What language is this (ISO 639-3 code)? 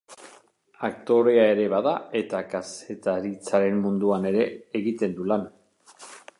eus